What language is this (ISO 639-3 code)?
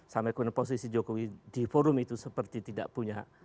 ind